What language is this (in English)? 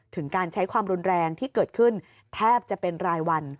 Thai